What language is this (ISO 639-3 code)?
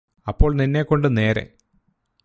mal